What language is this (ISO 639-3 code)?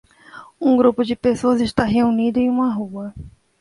por